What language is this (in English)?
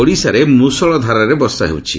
Odia